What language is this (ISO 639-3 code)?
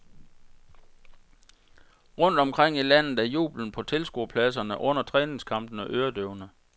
dan